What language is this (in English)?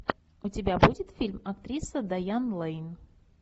Russian